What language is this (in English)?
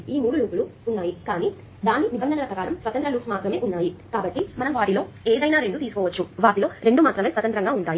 Telugu